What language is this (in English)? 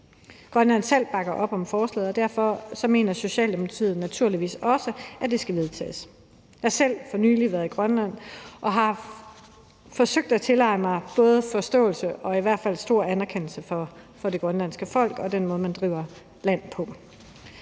Danish